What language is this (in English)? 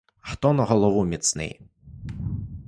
Ukrainian